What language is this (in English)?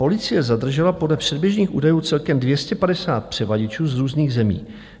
Czech